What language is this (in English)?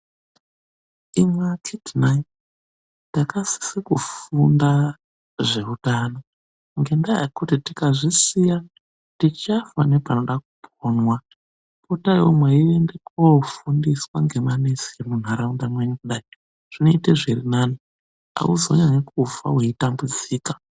Ndau